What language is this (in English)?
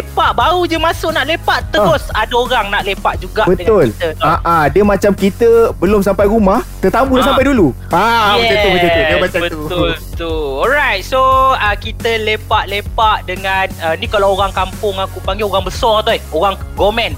Malay